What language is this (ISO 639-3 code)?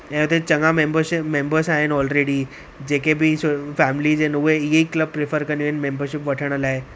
snd